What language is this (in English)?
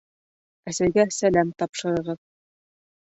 Bashkir